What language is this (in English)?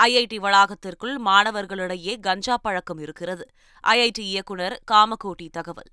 Tamil